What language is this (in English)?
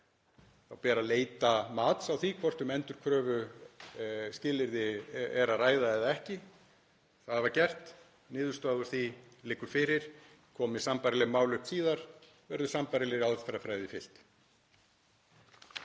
Icelandic